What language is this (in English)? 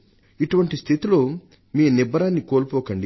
Telugu